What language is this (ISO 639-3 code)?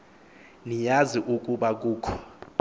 xho